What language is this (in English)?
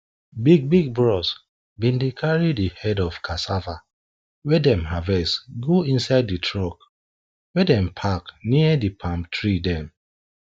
Nigerian Pidgin